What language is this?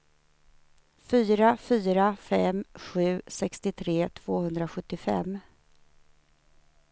Swedish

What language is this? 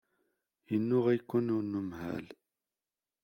Kabyle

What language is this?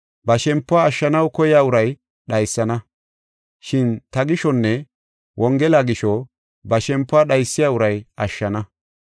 Gofa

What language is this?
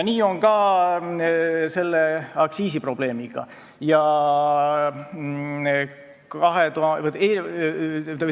Estonian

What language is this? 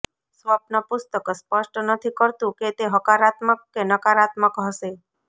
Gujarati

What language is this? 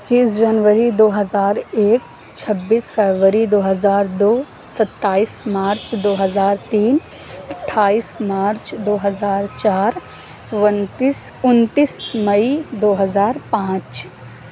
Urdu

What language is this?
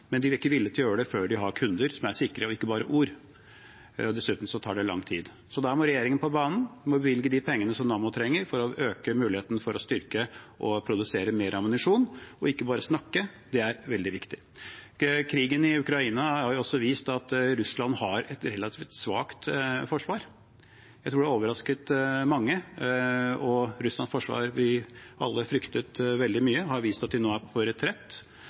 Norwegian Bokmål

